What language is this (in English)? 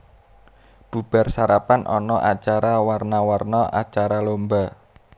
Javanese